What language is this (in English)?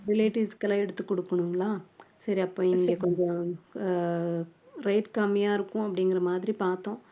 Tamil